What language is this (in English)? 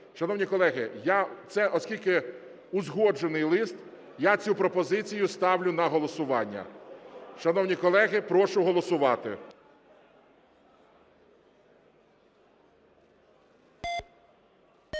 Ukrainian